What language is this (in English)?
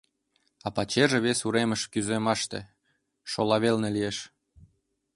Mari